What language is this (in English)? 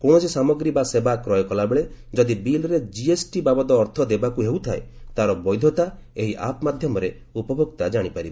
Odia